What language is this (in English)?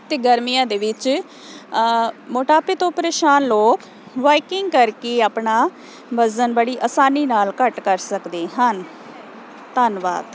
Punjabi